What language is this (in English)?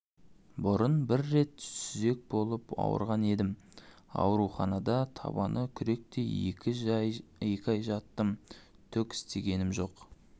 Kazakh